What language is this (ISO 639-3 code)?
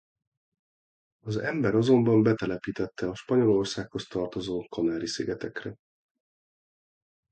hun